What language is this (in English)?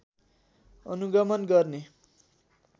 Nepali